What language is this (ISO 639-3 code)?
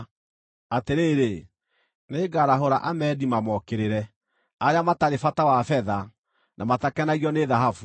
kik